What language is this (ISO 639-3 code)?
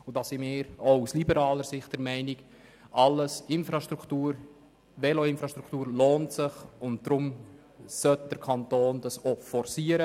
gsw